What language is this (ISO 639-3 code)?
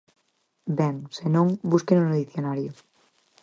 glg